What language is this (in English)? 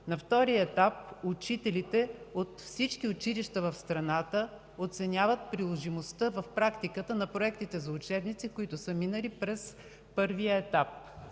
Bulgarian